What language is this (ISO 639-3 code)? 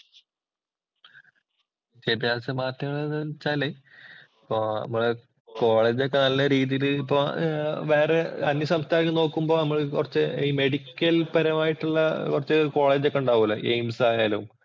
mal